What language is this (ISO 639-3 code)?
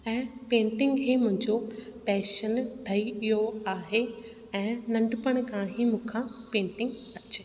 snd